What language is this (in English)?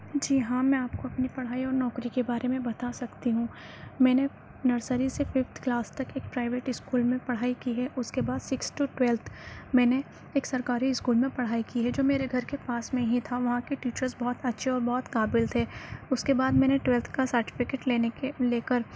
Urdu